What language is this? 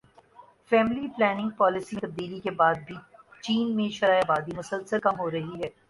Urdu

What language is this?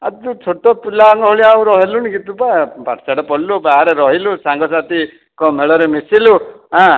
Odia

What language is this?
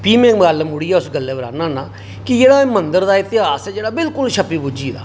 Dogri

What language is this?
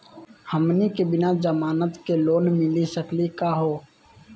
Magahi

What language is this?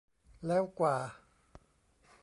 Thai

